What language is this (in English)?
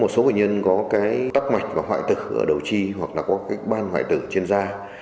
Vietnamese